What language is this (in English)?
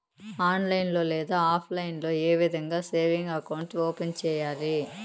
Telugu